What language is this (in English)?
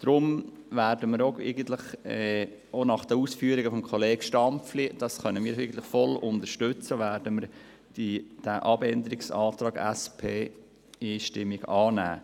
Swiss German